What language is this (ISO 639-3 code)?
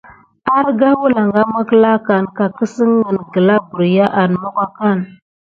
gid